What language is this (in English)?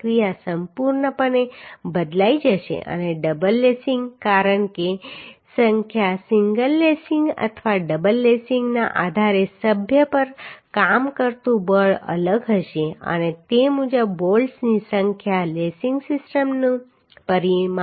Gujarati